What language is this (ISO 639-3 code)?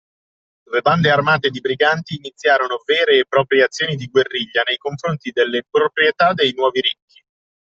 ita